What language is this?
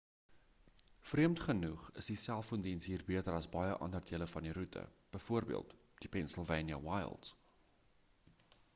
Afrikaans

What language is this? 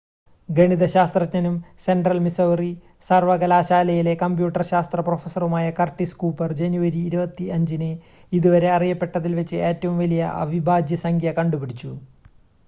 Malayalam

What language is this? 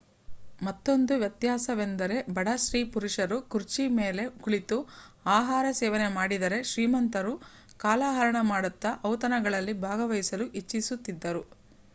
Kannada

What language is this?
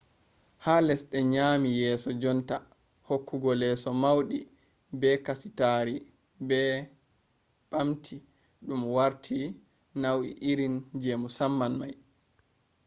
Fula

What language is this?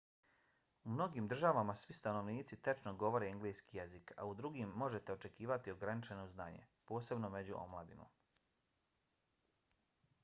Bosnian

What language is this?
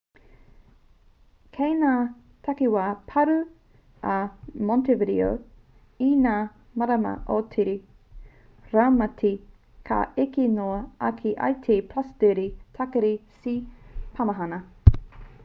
Māori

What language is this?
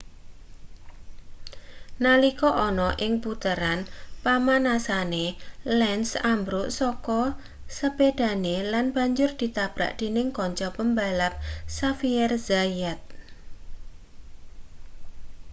Javanese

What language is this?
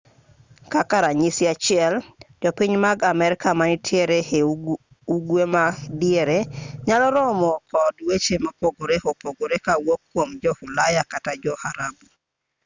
Luo (Kenya and Tanzania)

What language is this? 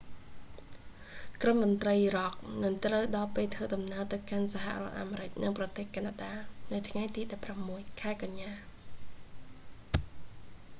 Khmer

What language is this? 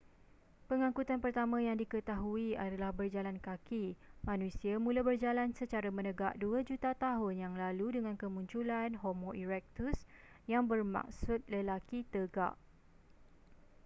Malay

